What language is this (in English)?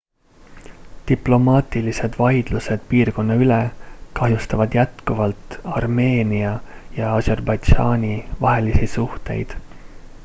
Estonian